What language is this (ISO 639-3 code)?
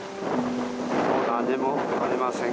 jpn